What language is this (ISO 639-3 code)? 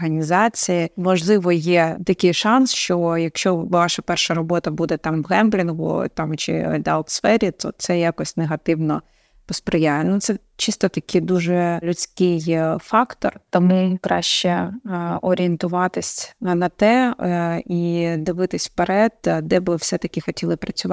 ukr